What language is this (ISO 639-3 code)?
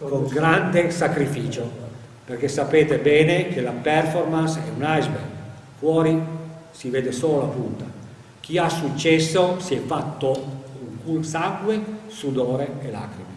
ita